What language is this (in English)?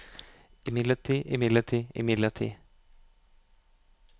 Norwegian